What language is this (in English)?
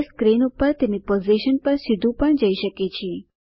Gujarati